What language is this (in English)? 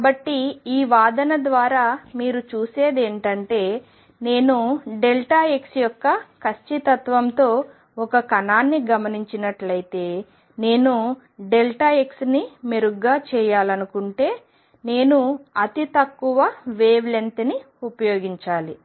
Telugu